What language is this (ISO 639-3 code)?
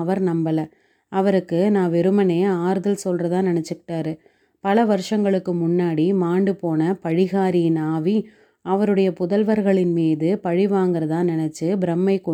tam